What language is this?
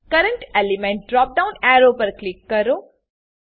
Gujarati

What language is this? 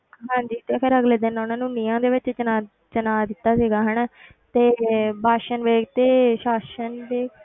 Punjabi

